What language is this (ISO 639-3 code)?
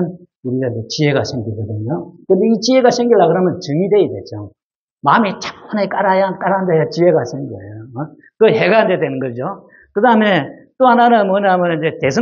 kor